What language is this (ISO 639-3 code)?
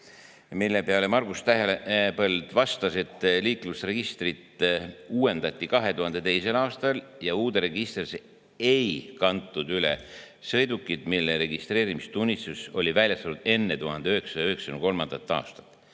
est